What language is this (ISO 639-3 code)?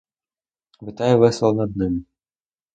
ukr